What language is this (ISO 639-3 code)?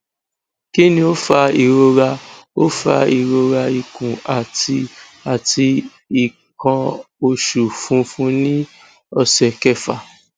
yor